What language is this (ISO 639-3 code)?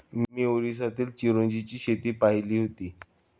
mar